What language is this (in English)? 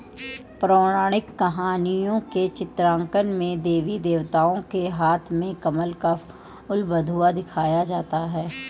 Hindi